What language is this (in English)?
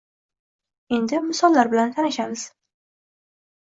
Uzbek